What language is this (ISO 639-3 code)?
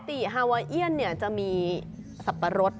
tha